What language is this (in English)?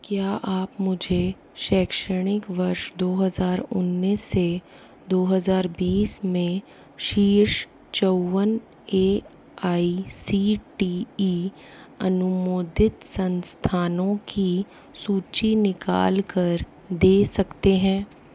Hindi